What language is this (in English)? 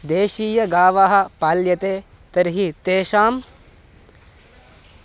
Sanskrit